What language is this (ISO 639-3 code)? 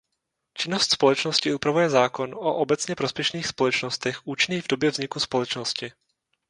ces